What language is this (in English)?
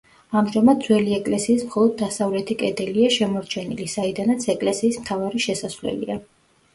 Georgian